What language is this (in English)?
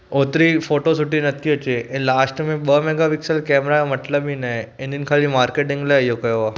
Sindhi